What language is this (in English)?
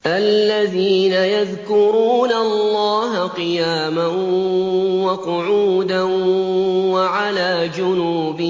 Arabic